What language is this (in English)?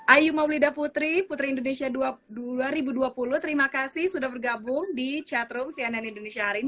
Indonesian